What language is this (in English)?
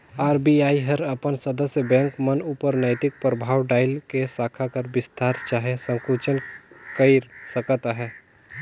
Chhattisgarhi